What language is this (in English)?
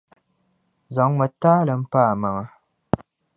Dagbani